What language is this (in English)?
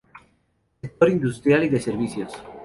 Spanish